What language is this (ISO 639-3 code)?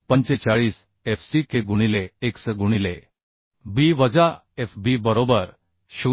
mar